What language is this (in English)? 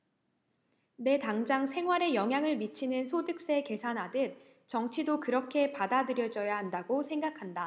Korean